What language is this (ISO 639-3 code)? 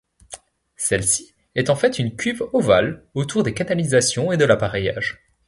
fra